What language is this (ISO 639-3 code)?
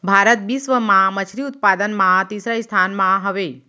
hne